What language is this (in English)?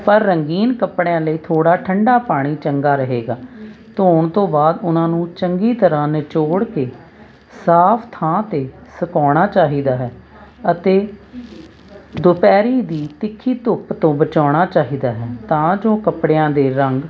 Punjabi